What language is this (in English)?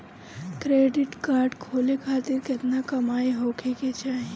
Bhojpuri